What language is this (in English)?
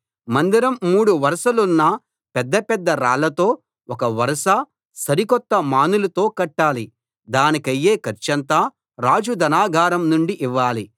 Telugu